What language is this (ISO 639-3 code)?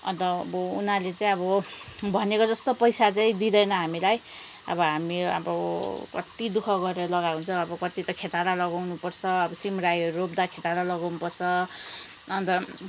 nep